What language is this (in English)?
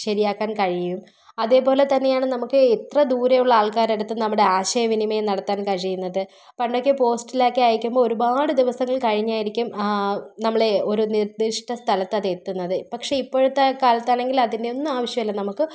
Malayalam